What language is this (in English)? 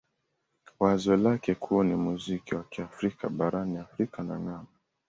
Swahili